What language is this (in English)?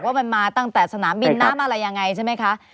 Thai